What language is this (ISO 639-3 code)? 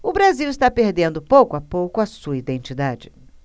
por